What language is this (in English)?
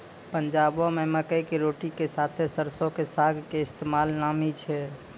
Maithili